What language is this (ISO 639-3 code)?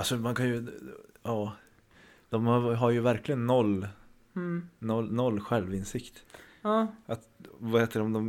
swe